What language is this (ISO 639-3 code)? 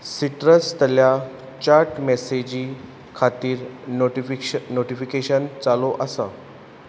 kok